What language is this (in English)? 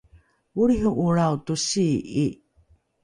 Rukai